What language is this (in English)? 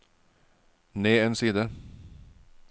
Norwegian